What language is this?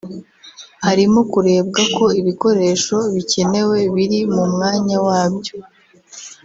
Kinyarwanda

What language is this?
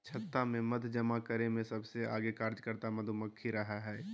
Magahi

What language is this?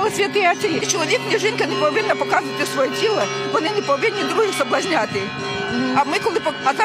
Ukrainian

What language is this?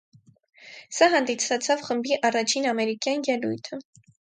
Armenian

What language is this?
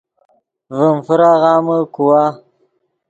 Yidgha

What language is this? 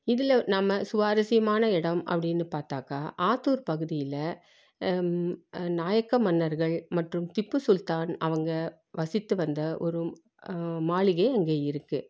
Tamil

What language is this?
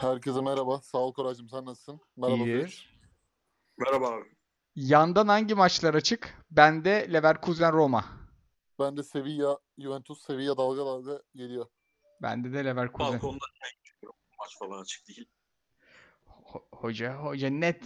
Turkish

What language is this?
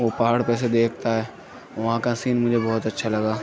Urdu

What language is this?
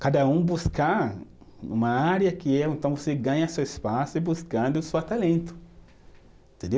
Portuguese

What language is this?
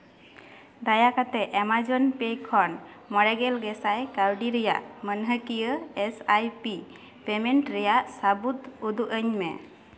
Santali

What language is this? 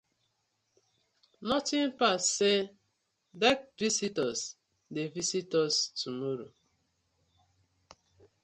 Nigerian Pidgin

